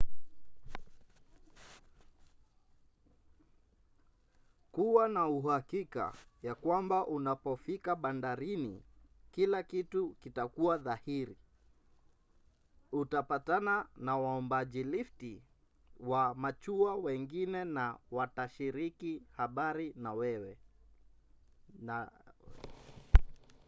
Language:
Swahili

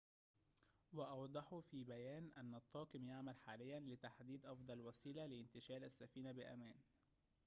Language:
Arabic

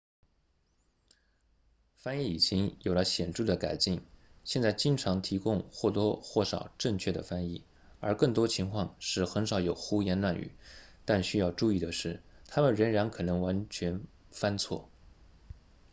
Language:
Chinese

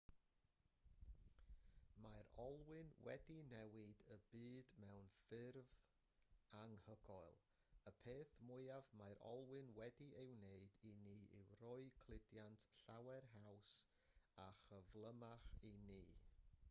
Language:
Welsh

